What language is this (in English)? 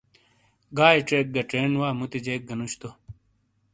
Shina